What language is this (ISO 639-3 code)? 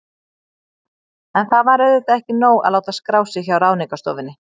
isl